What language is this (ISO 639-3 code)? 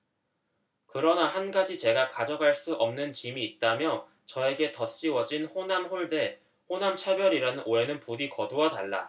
kor